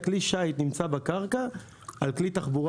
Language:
Hebrew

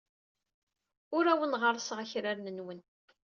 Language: Kabyle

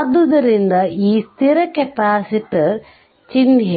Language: Kannada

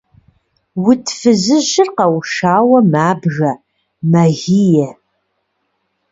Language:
Kabardian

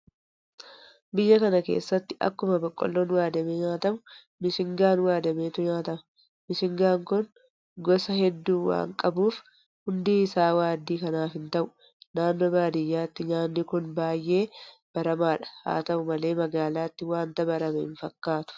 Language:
Oromo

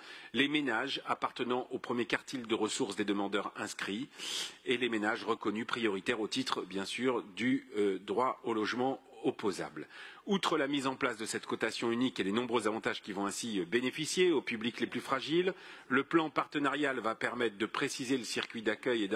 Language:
French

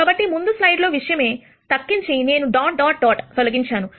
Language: Telugu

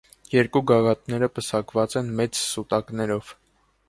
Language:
Armenian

